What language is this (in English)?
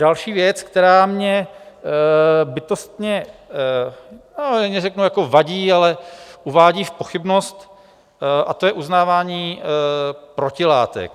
Czech